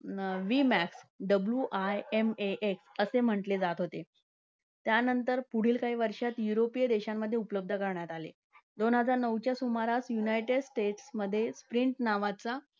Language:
Marathi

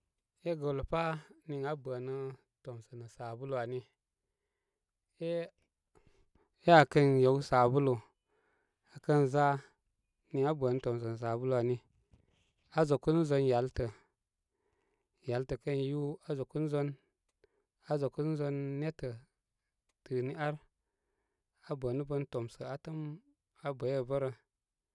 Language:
Koma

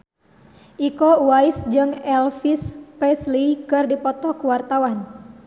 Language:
Sundanese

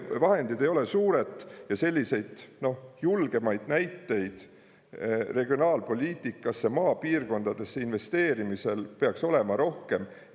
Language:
Estonian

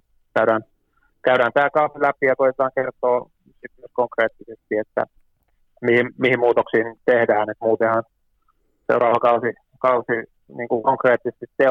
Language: Finnish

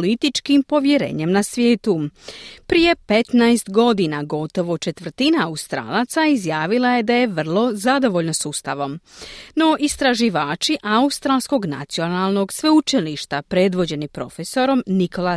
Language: Croatian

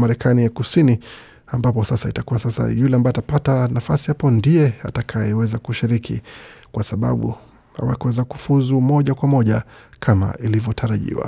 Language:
Swahili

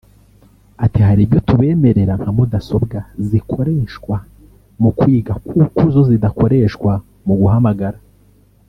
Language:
Kinyarwanda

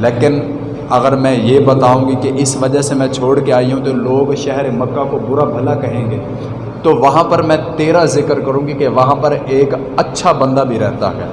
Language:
Urdu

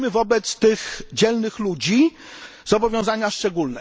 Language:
Polish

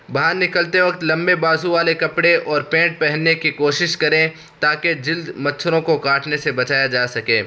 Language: Urdu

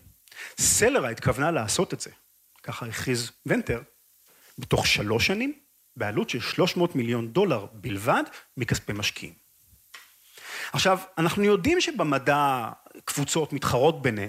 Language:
Hebrew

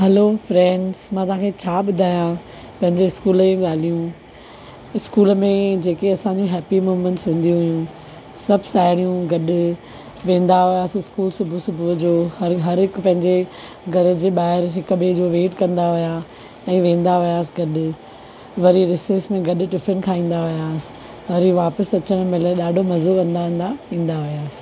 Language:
Sindhi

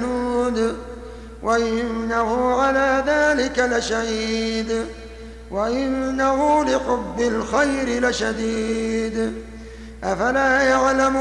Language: Arabic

